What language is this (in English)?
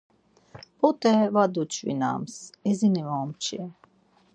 Laz